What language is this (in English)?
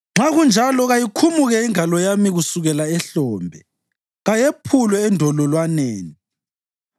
North Ndebele